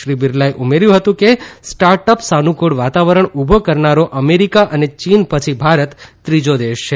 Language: Gujarati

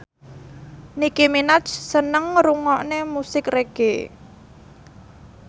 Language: Javanese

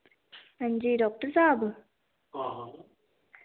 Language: Dogri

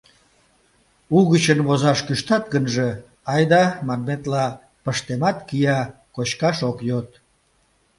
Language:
Mari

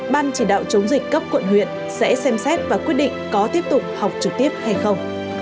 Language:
Vietnamese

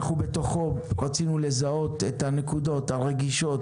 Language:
Hebrew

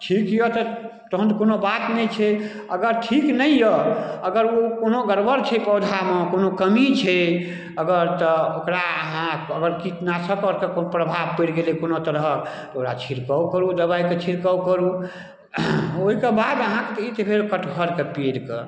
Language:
Maithili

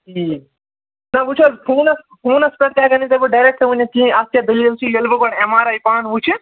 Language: Kashmiri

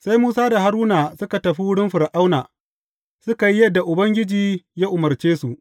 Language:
Hausa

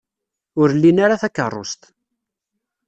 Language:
Kabyle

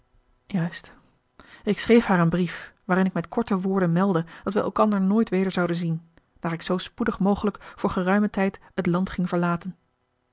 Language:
Dutch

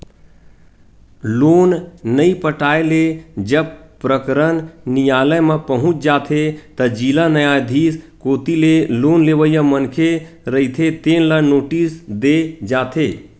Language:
Chhattisgarhi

